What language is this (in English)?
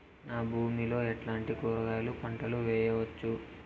Telugu